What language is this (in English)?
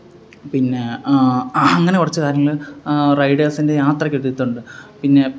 Malayalam